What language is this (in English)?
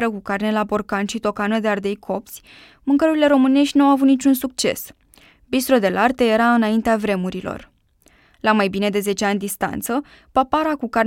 Romanian